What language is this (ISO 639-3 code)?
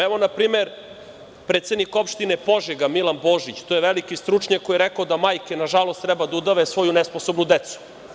srp